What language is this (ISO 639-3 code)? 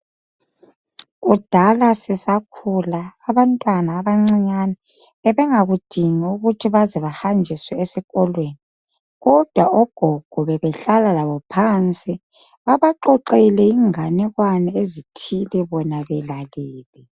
nde